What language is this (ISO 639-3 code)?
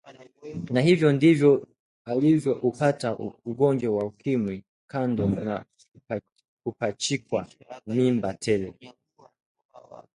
swa